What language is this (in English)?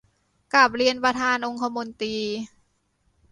Thai